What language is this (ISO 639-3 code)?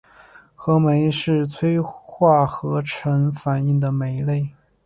zho